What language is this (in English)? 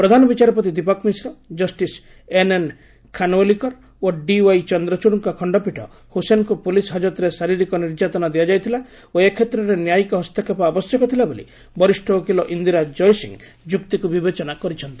Odia